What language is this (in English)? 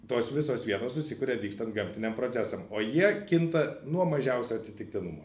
Lithuanian